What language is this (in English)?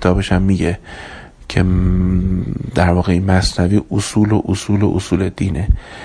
Persian